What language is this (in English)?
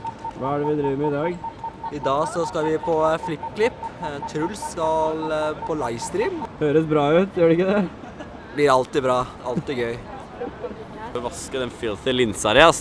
Norwegian